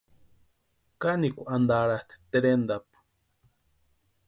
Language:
Western Highland Purepecha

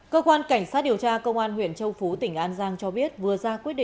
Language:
Vietnamese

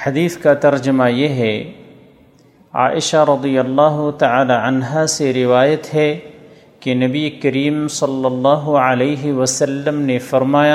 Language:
Urdu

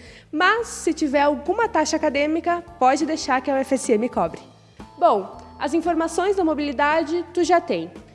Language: Portuguese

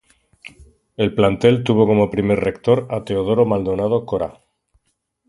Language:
Spanish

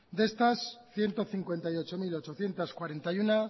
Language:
Spanish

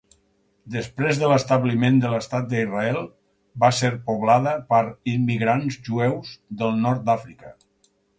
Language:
Catalan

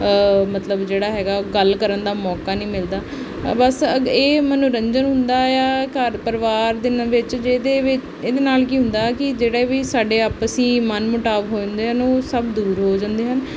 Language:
Punjabi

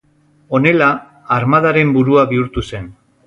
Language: Basque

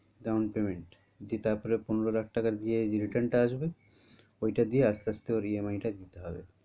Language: Bangla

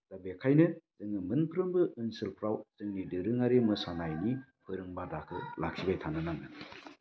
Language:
Bodo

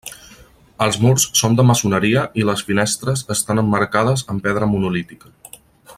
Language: Catalan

